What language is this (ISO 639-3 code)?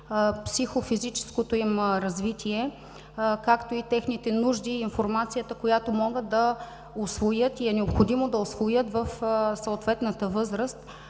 bul